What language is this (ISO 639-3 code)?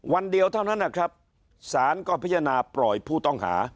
tha